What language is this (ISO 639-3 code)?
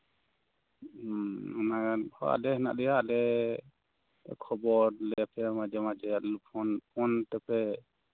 sat